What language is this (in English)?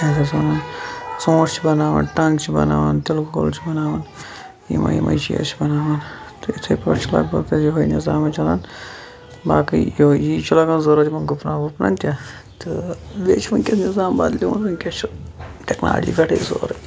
Kashmiri